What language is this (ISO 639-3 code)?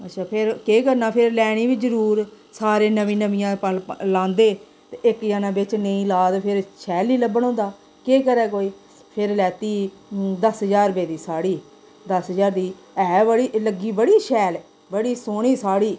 doi